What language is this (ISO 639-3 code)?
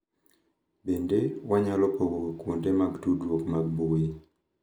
luo